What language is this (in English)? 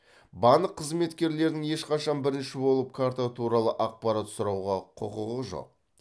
Kazakh